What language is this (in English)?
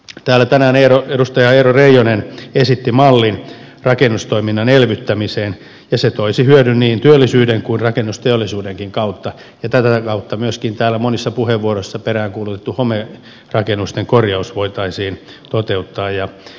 Finnish